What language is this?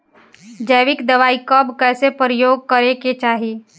Bhojpuri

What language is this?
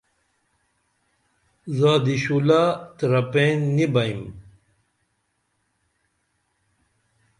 Dameli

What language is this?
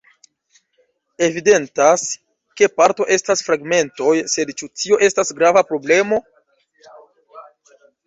Esperanto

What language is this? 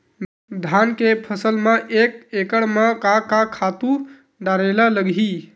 Chhattisgarhi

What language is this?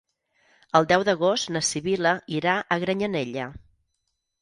Catalan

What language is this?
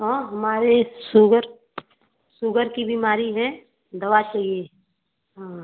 Hindi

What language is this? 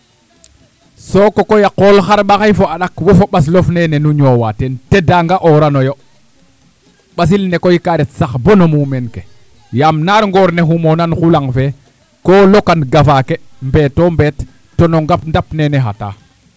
Serer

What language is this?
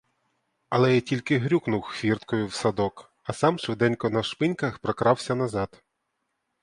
Ukrainian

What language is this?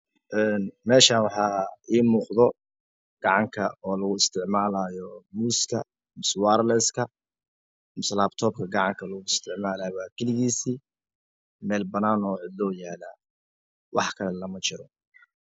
Somali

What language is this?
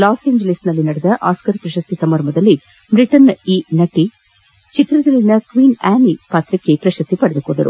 Kannada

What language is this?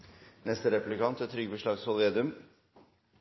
Norwegian Nynorsk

